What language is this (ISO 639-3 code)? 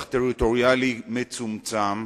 heb